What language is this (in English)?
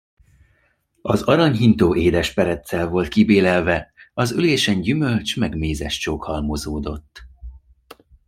Hungarian